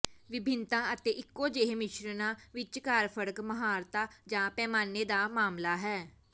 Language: Punjabi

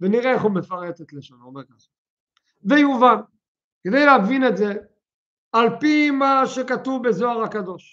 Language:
Hebrew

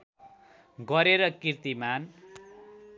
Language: Nepali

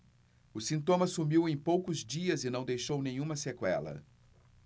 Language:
Portuguese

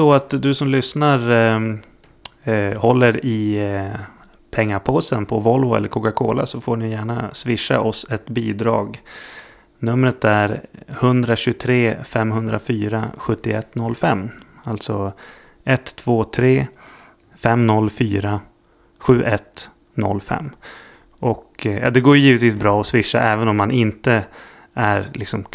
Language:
Swedish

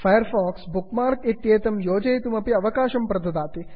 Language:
Sanskrit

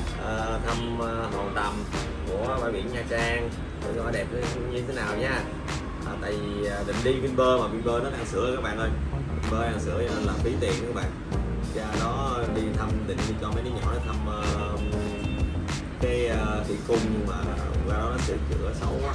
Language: Vietnamese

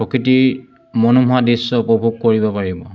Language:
Assamese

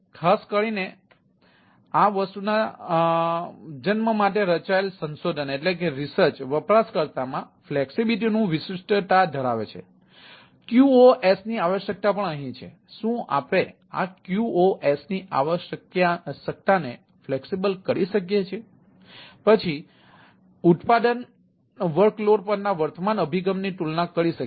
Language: Gujarati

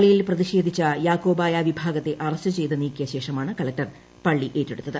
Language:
Malayalam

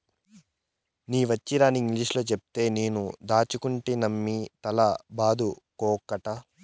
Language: Telugu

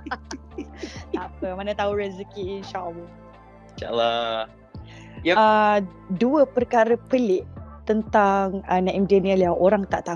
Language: Malay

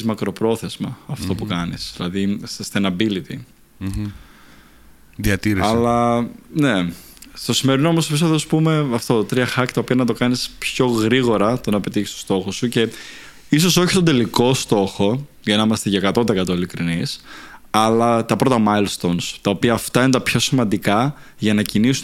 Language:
Greek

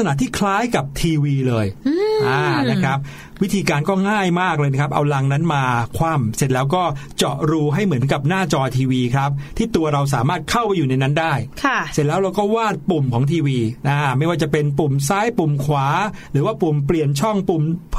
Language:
Thai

